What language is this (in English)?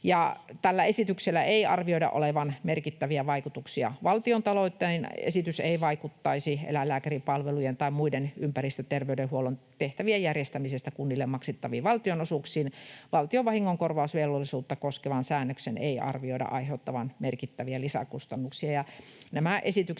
Finnish